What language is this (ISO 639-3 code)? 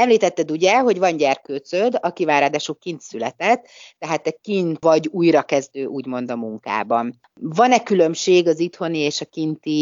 hun